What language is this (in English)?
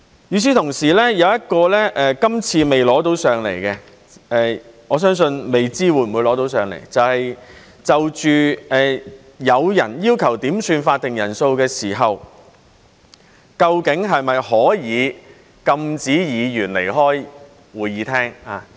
Cantonese